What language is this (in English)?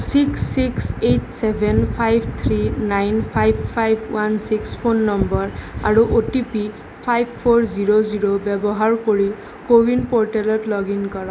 Assamese